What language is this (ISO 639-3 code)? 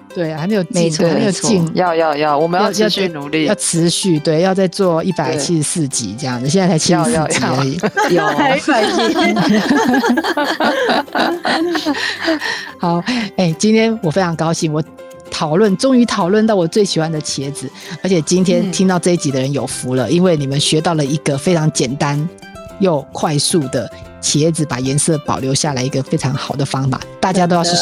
zho